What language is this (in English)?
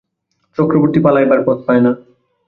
Bangla